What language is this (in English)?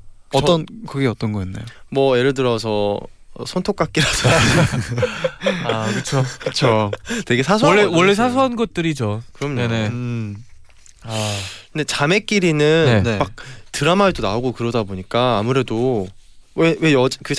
Korean